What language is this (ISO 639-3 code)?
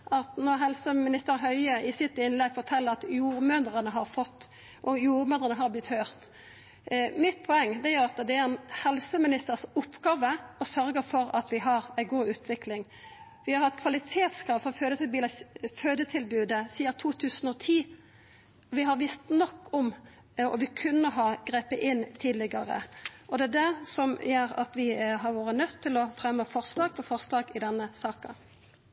nno